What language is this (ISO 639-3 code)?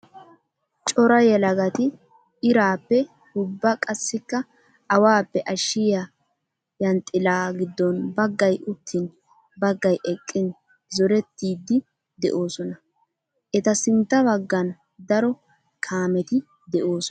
wal